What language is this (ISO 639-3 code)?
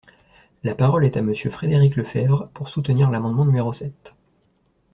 fra